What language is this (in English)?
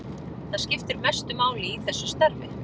Icelandic